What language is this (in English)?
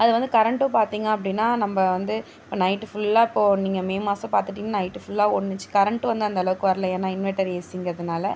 Tamil